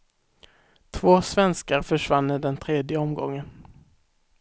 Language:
Swedish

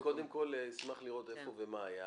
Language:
Hebrew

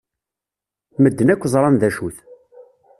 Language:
Kabyle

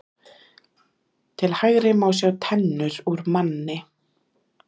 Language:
Icelandic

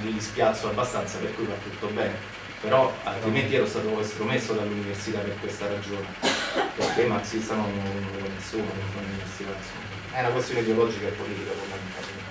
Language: Italian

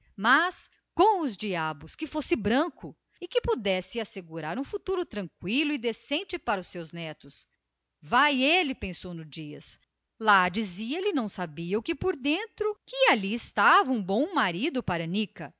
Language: Portuguese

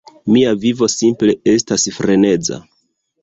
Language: Esperanto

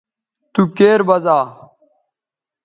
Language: Bateri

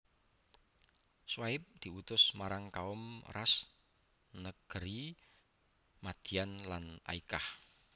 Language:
Javanese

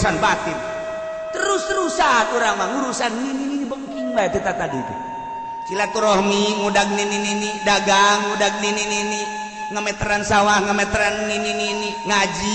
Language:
Indonesian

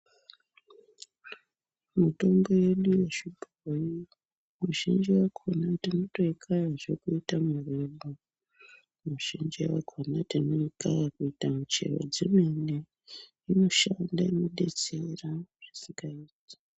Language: Ndau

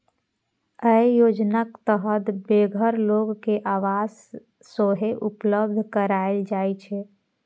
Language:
Maithili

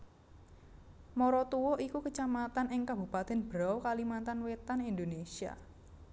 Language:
Javanese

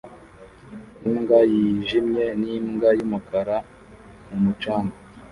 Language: Kinyarwanda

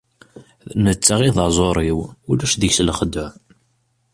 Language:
Kabyle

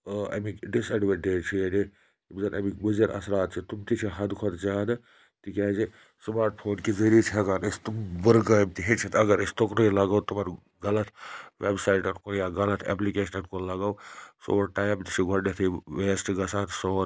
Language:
Kashmiri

